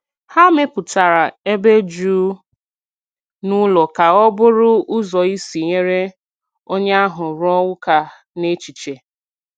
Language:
Igbo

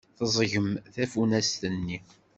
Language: Kabyle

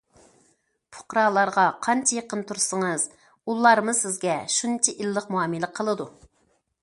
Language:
Uyghur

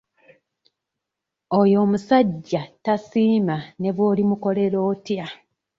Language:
Ganda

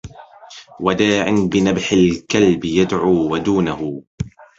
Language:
Arabic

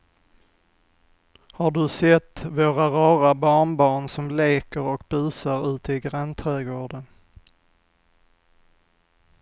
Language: Swedish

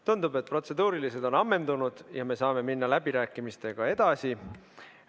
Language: Estonian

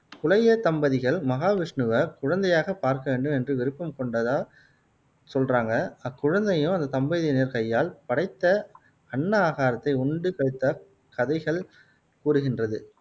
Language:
Tamil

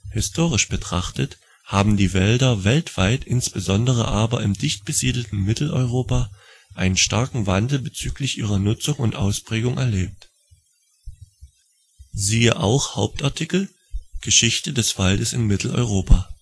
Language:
German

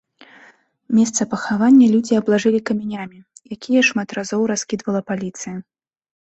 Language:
Belarusian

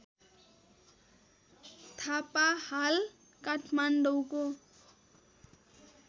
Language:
Nepali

